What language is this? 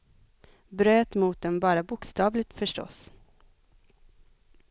Swedish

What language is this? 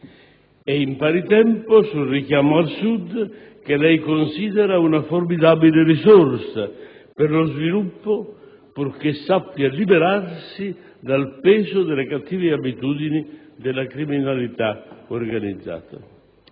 Italian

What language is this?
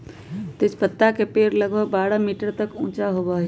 Magahi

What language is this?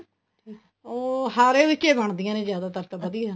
Punjabi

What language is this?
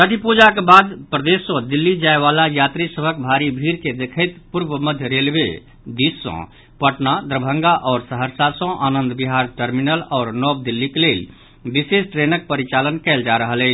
Maithili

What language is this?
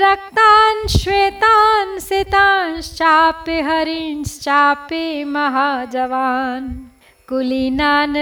Hindi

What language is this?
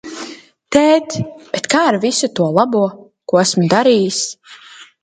Latvian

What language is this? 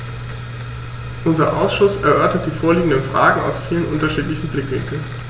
German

